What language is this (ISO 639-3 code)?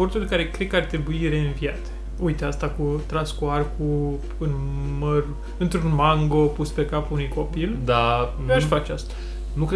ron